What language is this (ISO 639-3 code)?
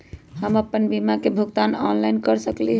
mag